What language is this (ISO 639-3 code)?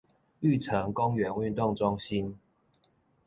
zho